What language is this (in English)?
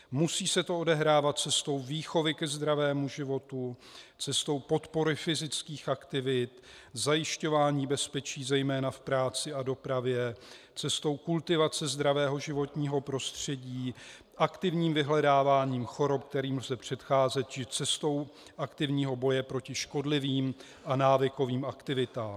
Czech